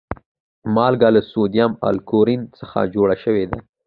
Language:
Pashto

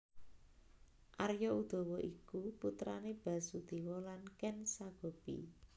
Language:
Javanese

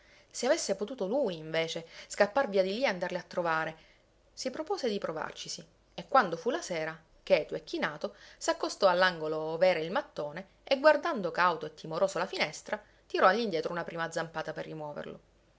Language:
Italian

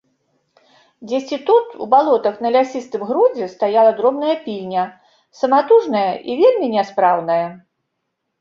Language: Belarusian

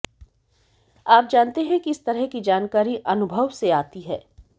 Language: Hindi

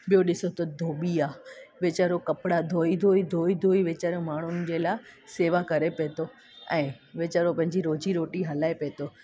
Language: Sindhi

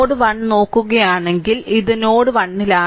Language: Malayalam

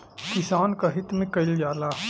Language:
Bhojpuri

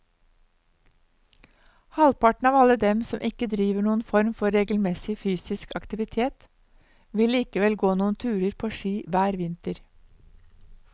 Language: Norwegian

